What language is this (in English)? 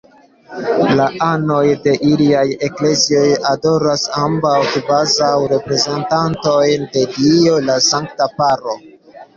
Esperanto